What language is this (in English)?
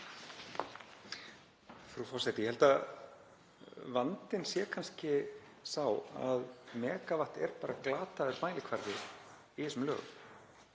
Icelandic